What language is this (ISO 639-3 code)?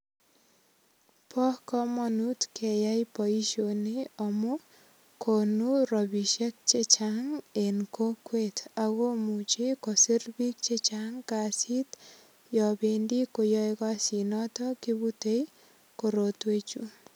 kln